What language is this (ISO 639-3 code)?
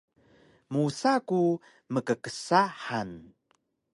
trv